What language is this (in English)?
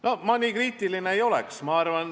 Estonian